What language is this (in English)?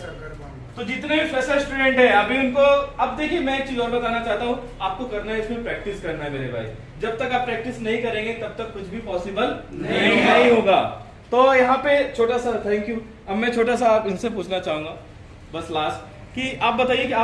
Hindi